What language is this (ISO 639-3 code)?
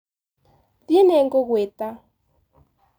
kik